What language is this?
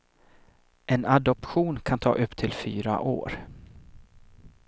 Swedish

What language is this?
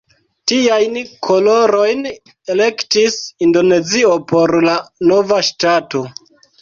Esperanto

